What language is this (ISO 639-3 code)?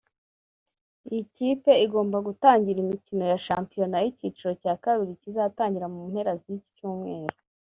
kin